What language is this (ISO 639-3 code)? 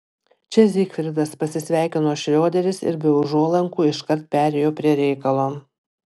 lit